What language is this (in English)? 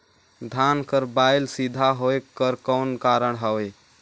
Chhattisgarhi